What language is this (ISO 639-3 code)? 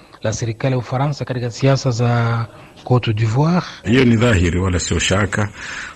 swa